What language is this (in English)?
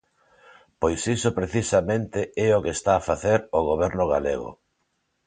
Galician